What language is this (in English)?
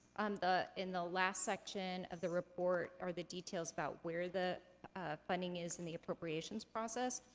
English